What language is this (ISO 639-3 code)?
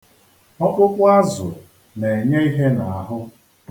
ibo